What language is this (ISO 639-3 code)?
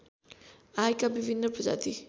nep